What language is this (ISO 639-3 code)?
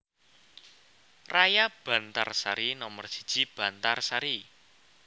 jav